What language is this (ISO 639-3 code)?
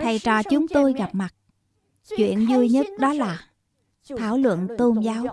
vie